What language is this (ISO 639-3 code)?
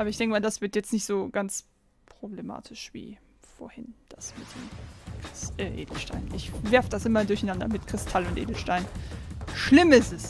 deu